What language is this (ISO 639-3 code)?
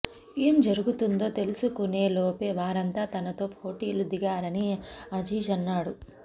tel